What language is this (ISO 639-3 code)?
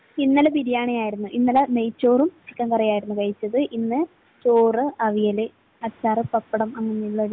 mal